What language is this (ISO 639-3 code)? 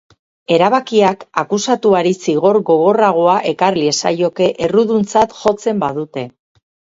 eus